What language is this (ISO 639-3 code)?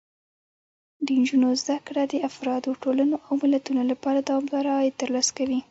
pus